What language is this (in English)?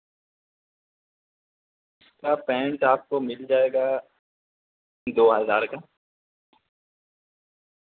Urdu